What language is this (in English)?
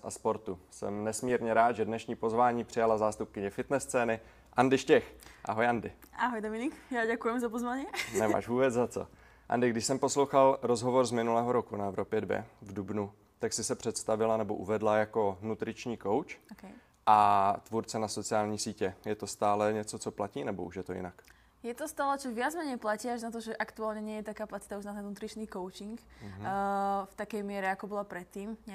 Czech